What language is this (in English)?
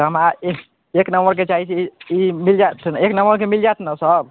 Maithili